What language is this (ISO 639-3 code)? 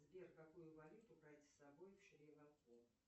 rus